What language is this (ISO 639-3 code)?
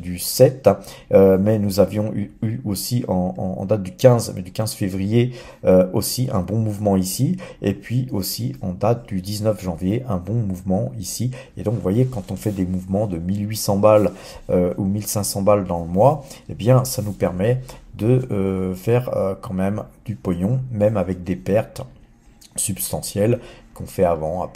fra